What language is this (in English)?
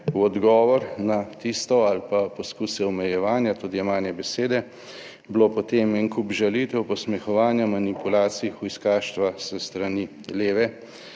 Slovenian